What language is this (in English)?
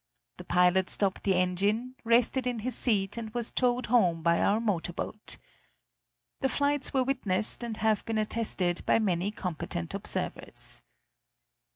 English